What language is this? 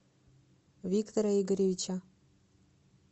Russian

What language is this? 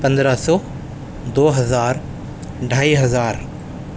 Urdu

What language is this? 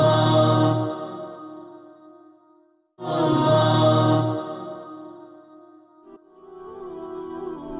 Malay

